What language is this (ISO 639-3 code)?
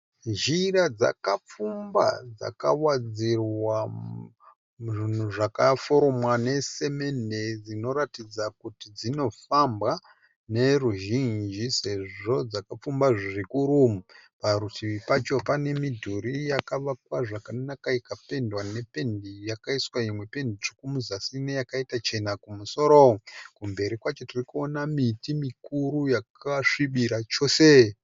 sna